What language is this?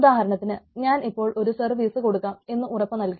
Malayalam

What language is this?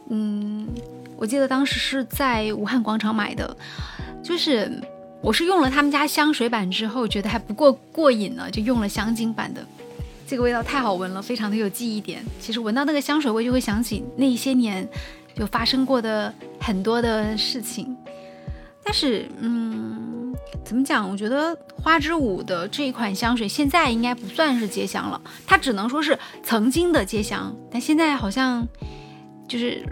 Chinese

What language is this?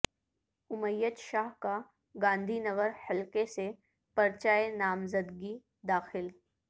Urdu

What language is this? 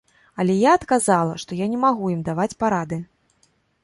Belarusian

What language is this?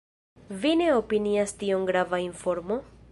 Esperanto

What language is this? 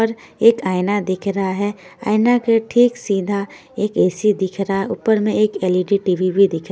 Hindi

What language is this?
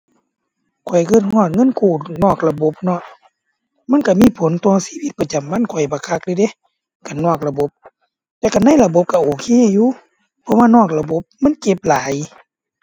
Thai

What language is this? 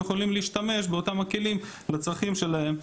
Hebrew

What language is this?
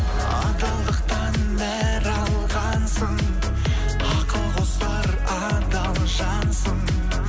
Kazakh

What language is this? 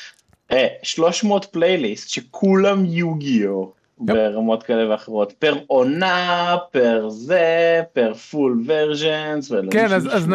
Hebrew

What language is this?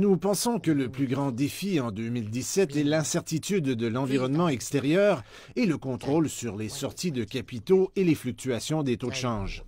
French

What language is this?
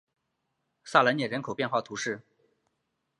Chinese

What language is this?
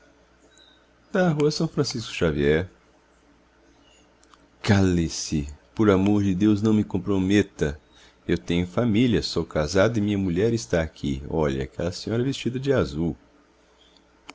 Portuguese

